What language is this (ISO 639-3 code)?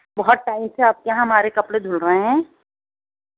urd